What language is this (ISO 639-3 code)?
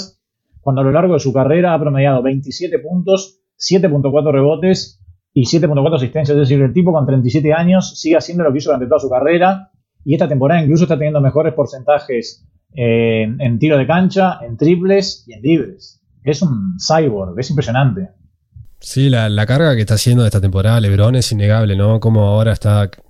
spa